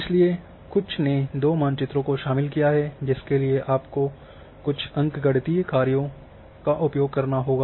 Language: Hindi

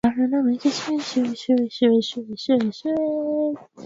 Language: Swahili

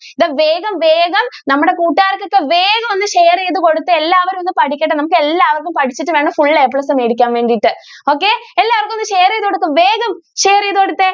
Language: Malayalam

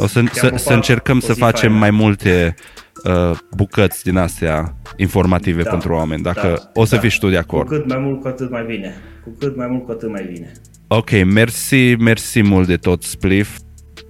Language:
Romanian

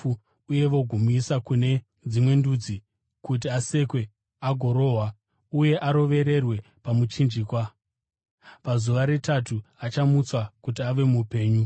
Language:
Shona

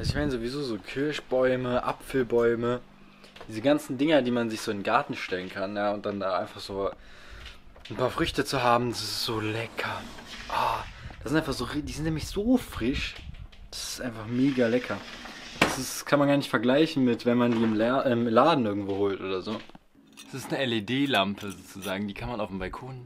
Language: German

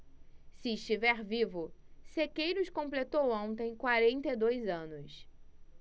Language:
Portuguese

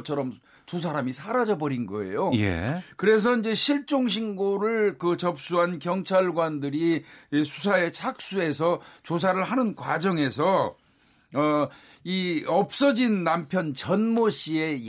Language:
Korean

